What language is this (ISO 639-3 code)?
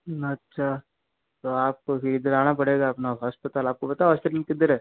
hin